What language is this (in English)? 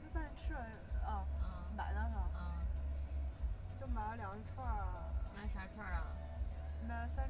Chinese